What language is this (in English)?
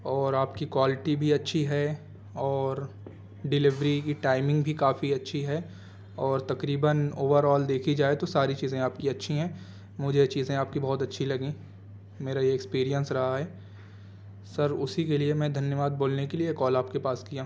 Urdu